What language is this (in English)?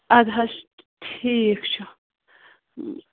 Kashmiri